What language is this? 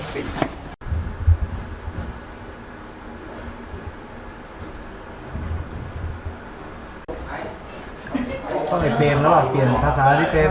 Thai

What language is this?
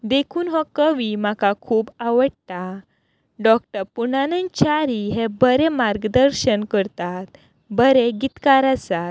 Konkani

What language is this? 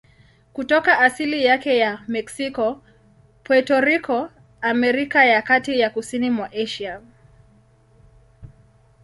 Swahili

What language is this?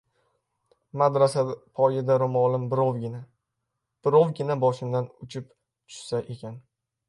Uzbek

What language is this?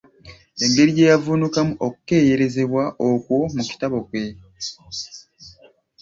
Ganda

